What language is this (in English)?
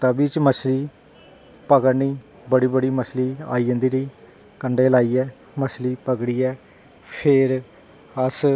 Dogri